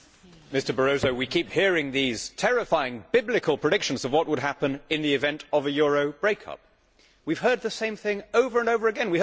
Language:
English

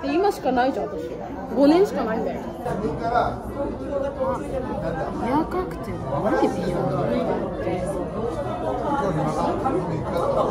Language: Japanese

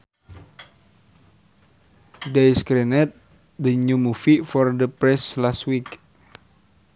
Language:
Sundanese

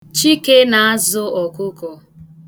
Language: Igbo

